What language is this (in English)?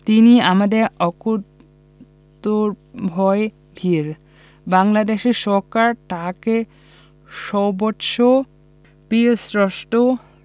Bangla